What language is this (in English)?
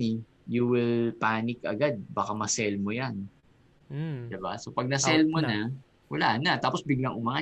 Filipino